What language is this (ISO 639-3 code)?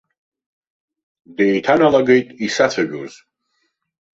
abk